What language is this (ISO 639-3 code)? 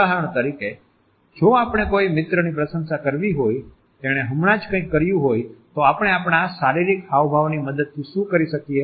guj